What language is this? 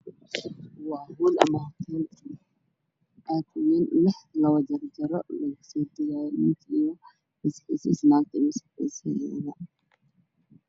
Somali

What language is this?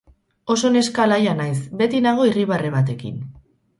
Basque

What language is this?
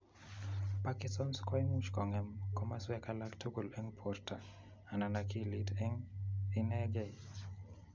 Kalenjin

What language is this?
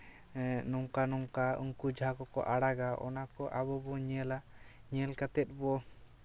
Santali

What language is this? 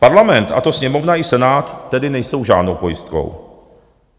Czech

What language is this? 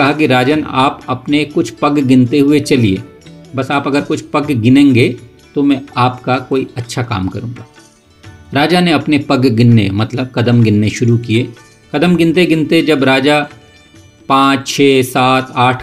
Hindi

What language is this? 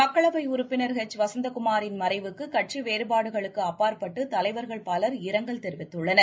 Tamil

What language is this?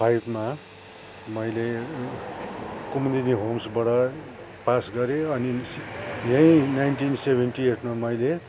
Nepali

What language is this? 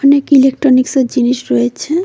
Bangla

